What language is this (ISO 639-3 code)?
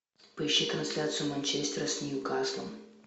rus